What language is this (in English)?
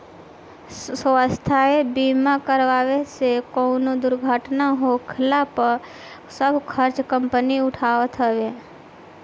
Bhojpuri